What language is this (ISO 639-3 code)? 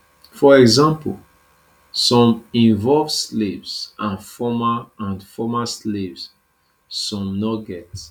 pcm